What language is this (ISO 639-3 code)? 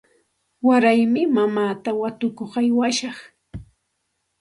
qxt